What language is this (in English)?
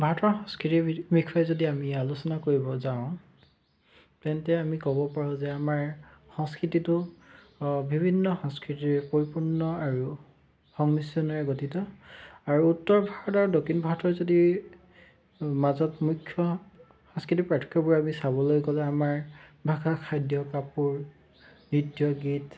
Assamese